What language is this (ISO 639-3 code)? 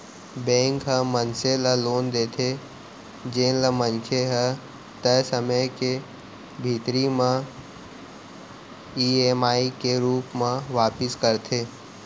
hne